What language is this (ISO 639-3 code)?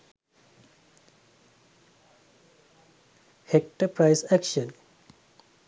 sin